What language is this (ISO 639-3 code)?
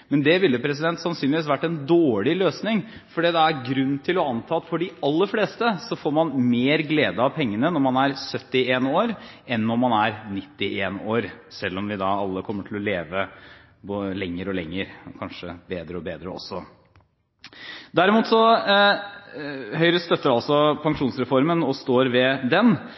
nob